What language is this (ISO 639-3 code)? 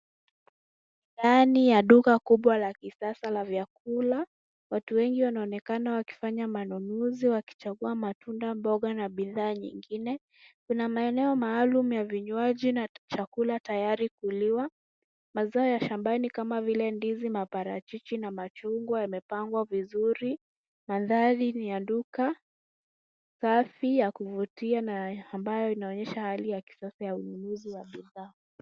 swa